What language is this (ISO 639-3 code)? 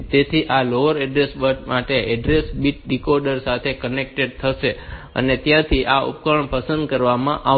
guj